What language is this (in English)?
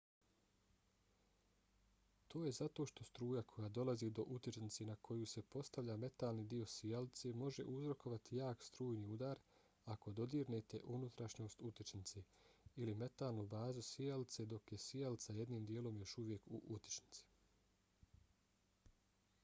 Bosnian